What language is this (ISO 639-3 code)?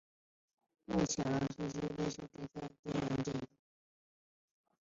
zho